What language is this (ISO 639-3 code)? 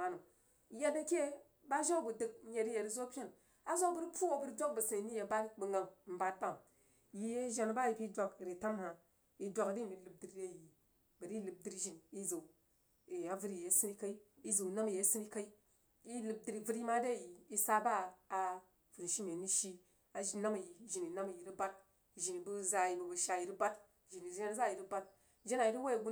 juo